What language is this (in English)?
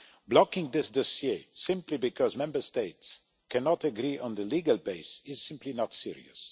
English